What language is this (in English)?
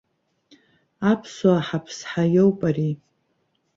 Abkhazian